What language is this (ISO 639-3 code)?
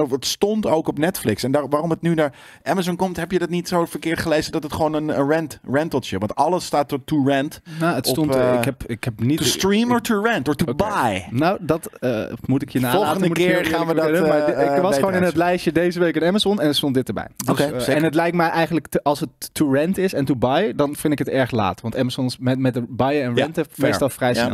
nld